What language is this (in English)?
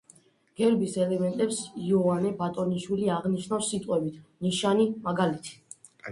Georgian